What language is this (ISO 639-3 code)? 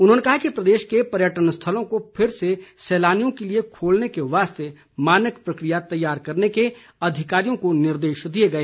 hin